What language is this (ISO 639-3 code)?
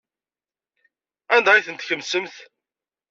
kab